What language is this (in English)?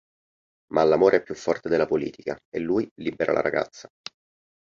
Italian